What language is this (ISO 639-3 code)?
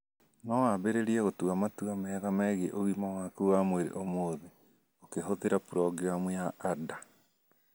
kik